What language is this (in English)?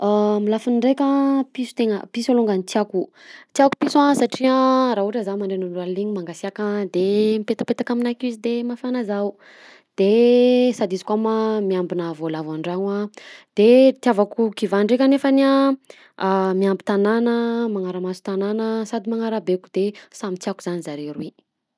Southern Betsimisaraka Malagasy